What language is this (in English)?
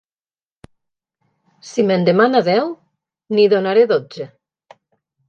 Catalan